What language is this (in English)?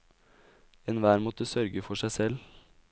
Norwegian